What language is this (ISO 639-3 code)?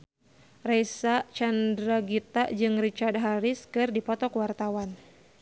sun